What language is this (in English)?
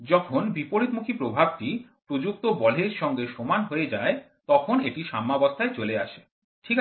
Bangla